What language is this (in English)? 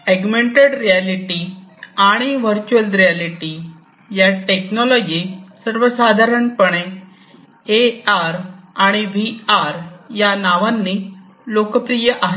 Marathi